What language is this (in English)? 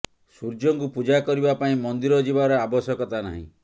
Odia